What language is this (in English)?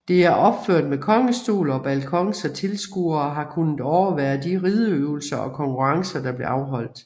Danish